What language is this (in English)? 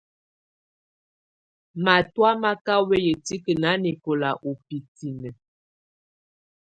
Tunen